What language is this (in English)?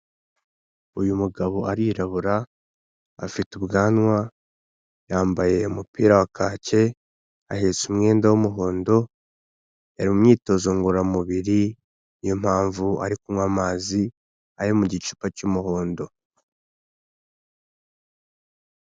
Kinyarwanda